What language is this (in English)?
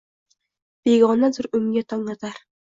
Uzbek